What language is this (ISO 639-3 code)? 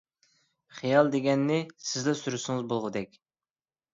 uig